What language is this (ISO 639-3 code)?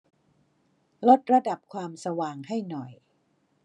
tha